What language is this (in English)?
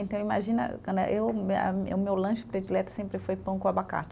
Portuguese